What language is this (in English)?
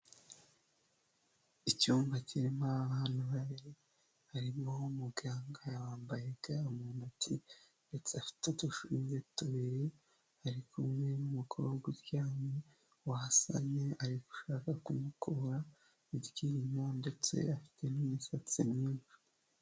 Kinyarwanda